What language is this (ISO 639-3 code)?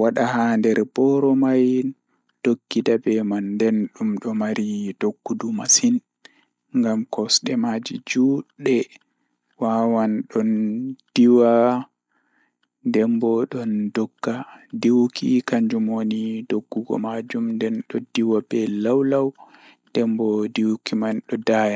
ful